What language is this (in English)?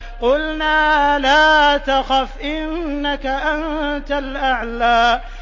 Arabic